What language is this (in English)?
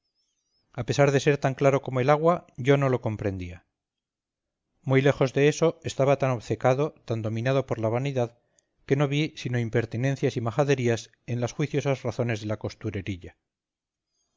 Spanish